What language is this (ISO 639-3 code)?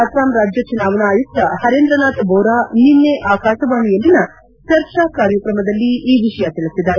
kan